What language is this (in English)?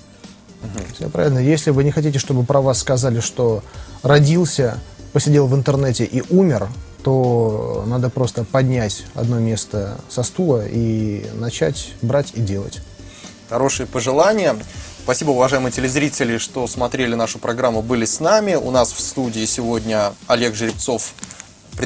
Russian